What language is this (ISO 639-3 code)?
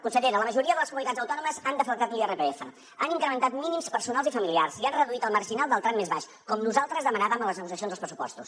cat